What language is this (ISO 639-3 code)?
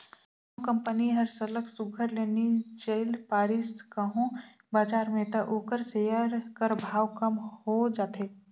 hne